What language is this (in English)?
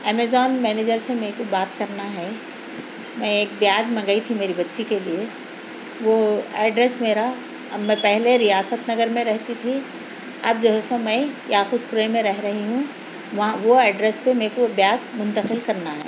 Urdu